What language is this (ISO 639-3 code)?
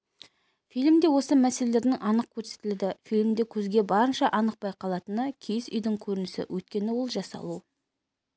kaz